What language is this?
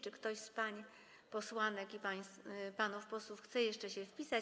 Polish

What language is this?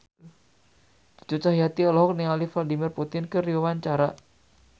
Sundanese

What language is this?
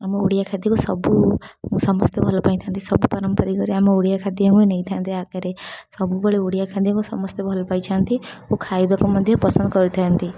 Odia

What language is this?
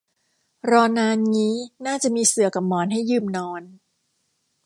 Thai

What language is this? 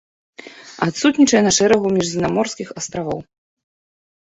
Belarusian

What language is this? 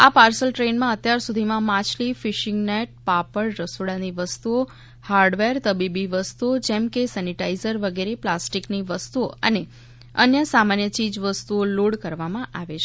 Gujarati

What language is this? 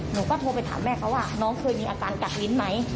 Thai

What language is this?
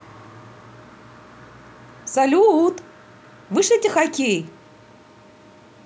Russian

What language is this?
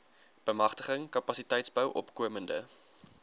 Afrikaans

